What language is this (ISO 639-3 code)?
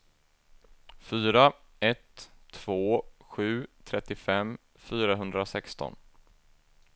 swe